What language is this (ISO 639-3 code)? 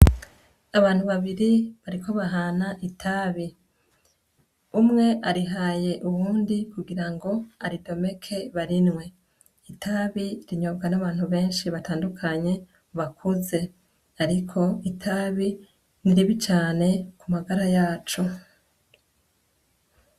run